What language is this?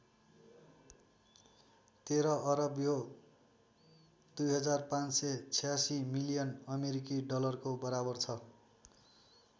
Nepali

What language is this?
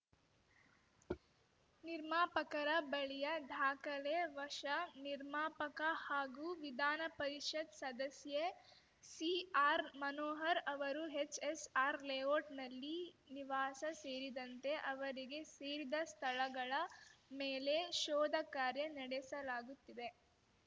Kannada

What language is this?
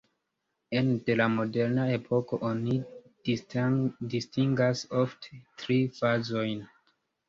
Esperanto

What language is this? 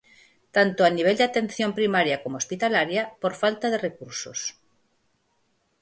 Galician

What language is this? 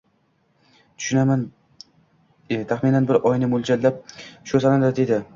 Uzbek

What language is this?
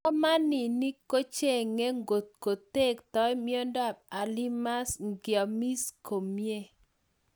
Kalenjin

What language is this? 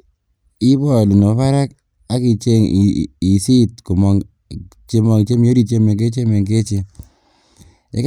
Kalenjin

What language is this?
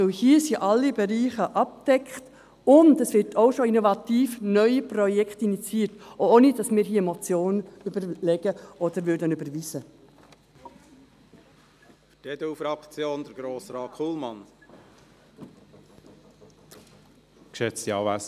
Swiss German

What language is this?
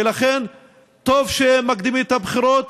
Hebrew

